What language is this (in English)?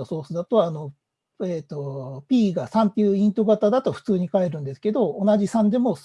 Japanese